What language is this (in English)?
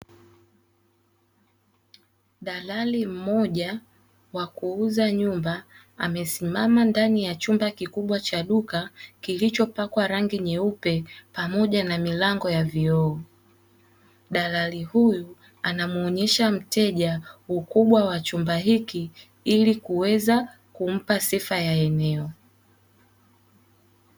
Swahili